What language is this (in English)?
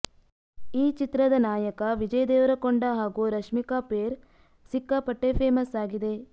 Kannada